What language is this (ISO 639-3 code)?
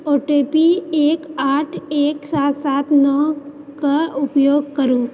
mai